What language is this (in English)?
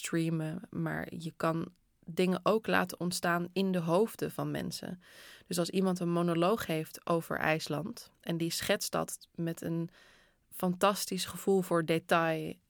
Dutch